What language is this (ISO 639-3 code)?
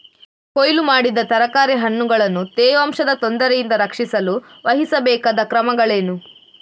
kan